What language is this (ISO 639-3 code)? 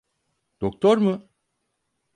tur